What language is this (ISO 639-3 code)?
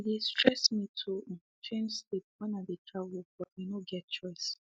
pcm